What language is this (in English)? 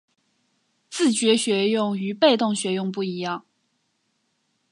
Chinese